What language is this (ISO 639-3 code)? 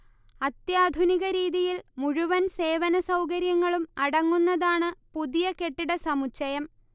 mal